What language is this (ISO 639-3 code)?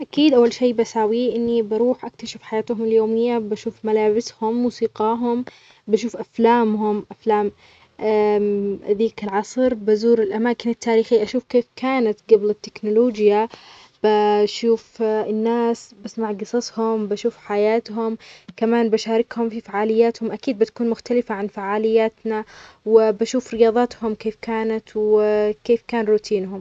acx